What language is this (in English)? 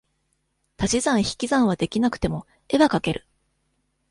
Japanese